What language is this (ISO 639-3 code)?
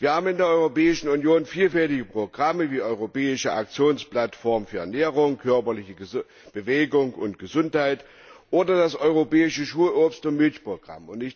deu